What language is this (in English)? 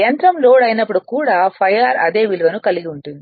Telugu